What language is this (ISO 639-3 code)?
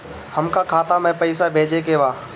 bho